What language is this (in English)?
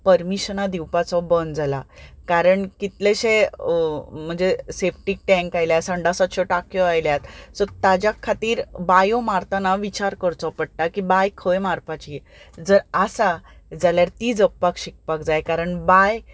Konkani